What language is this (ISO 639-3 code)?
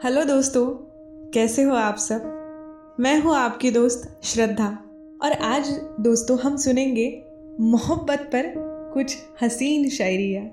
hin